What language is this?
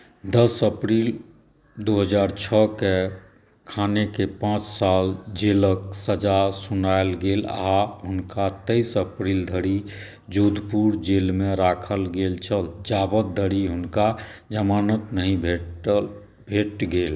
Maithili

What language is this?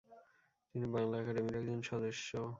Bangla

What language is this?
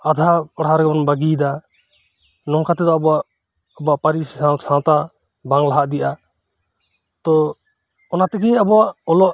Santali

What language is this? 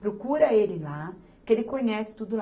Portuguese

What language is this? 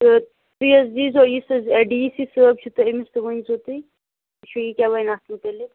Kashmiri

